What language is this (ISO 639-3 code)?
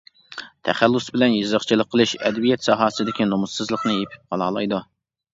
uig